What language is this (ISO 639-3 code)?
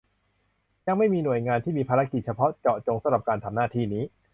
tha